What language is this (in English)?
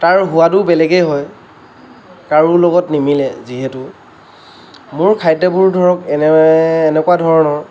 Assamese